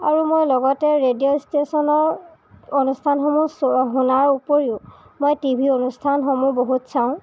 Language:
Assamese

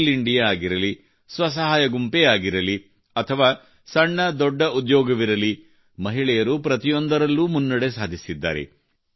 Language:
Kannada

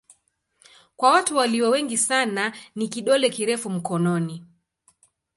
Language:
Swahili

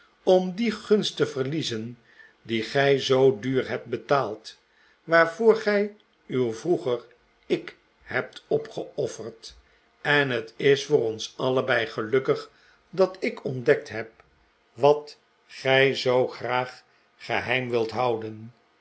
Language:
Dutch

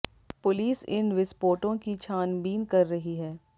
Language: Hindi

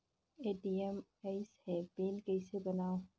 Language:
Chhattisgarhi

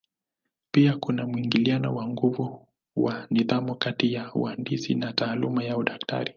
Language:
Swahili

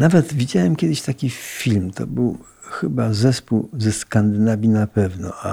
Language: Polish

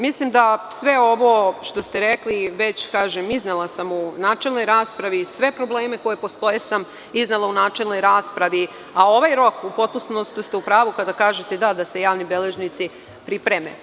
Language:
Serbian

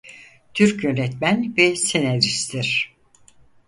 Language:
Turkish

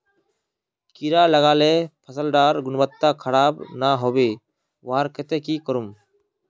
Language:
Magahi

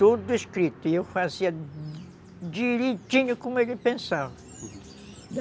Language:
Portuguese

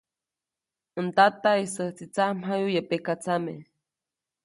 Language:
Copainalá Zoque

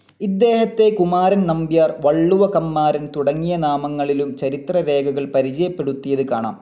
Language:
Malayalam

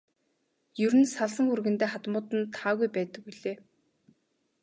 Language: Mongolian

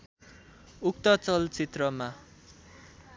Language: Nepali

